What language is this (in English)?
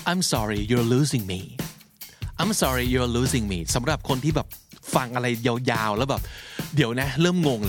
Thai